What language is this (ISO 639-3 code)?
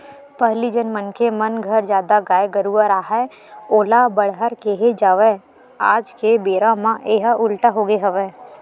hne